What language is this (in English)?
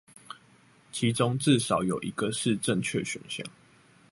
Chinese